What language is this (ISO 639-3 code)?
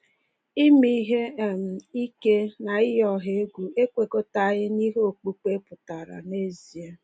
ibo